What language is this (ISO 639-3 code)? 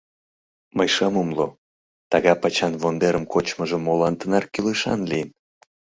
chm